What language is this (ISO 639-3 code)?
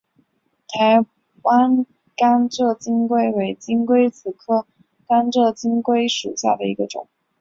zho